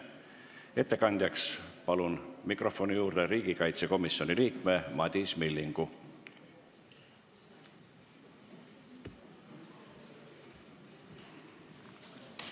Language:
Estonian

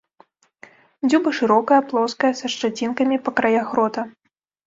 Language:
Belarusian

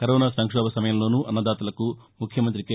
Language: Telugu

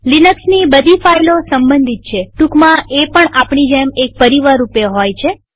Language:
Gujarati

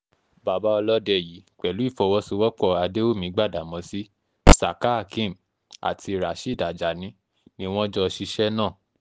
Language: Yoruba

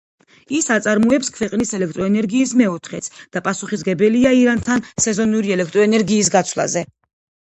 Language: Georgian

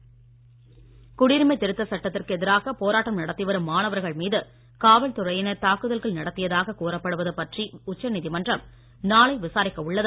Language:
Tamil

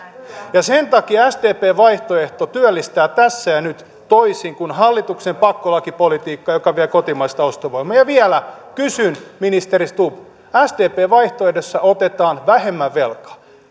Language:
Finnish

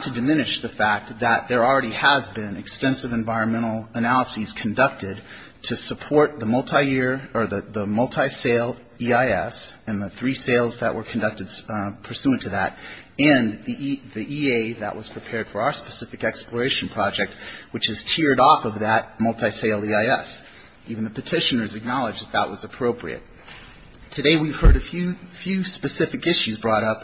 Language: English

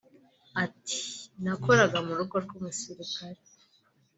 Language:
Kinyarwanda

